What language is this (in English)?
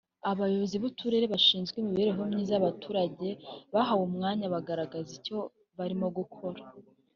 Kinyarwanda